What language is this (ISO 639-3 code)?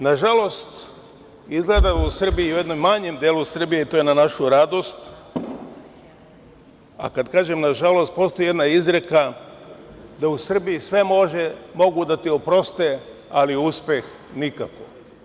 srp